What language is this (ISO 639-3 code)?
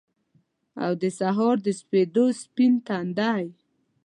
pus